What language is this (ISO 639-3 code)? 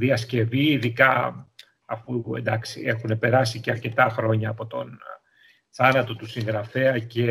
ell